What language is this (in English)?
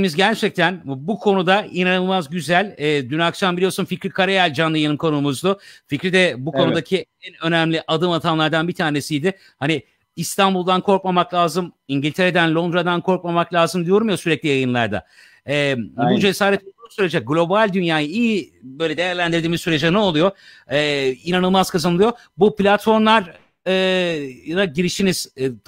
Turkish